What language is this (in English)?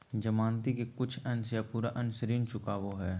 Magahi